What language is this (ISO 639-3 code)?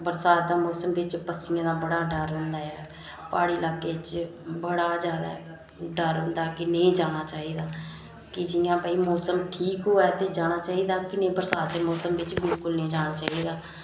doi